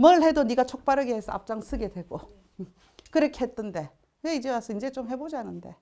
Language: Korean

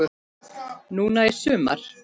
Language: Icelandic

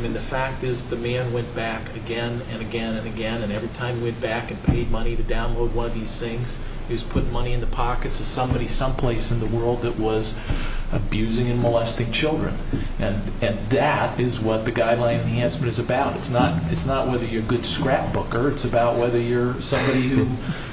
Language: English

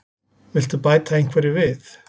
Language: Icelandic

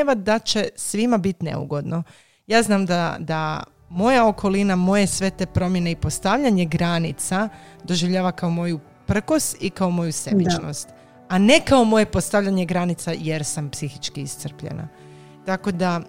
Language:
Croatian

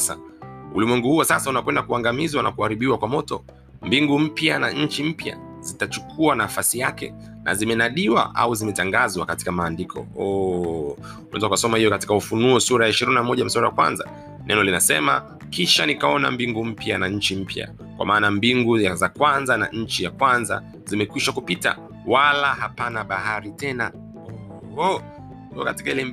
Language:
Swahili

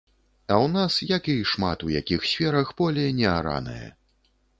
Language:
Belarusian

